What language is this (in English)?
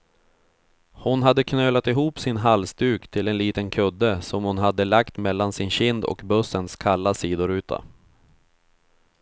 Swedish